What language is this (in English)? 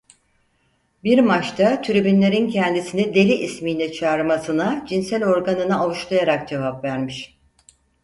Turkish